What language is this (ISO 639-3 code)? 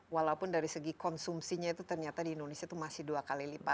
ind